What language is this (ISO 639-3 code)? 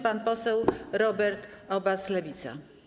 pol